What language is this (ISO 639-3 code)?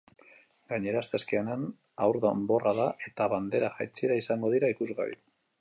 eus